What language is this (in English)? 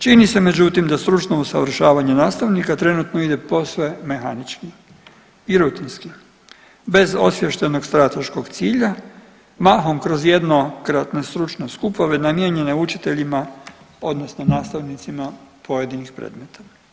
Croatian